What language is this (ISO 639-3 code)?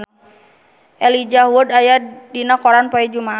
sun